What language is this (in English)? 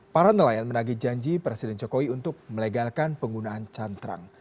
Indonesian